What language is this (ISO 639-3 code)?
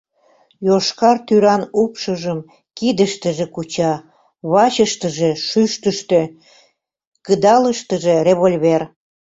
chm